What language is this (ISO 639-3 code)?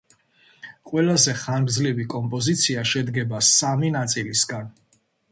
kat